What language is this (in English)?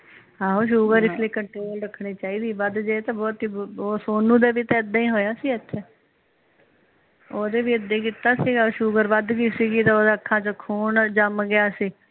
Punjabi